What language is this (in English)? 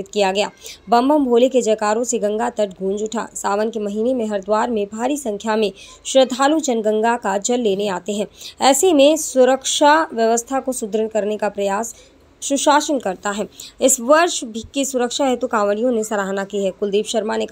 Hindi